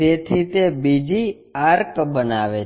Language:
Gujarati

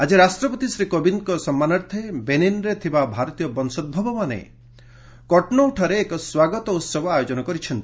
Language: Odia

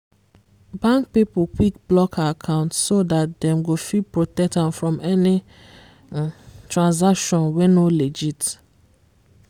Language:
Nigerian Pidgin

